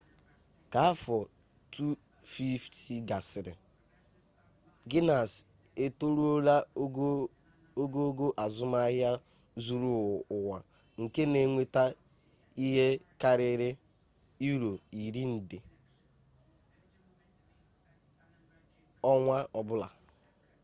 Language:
Igbo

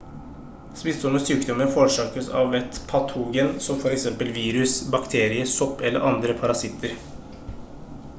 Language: Norwegian Bokmål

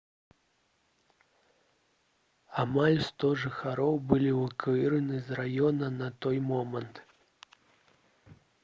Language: Belarusian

